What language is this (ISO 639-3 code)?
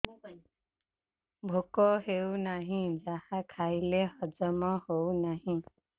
ori